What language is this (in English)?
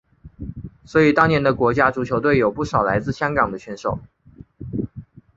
Chinese